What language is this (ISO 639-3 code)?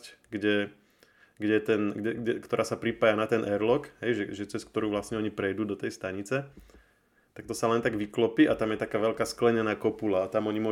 slk